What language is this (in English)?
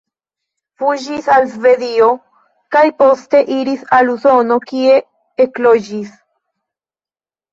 Esperanto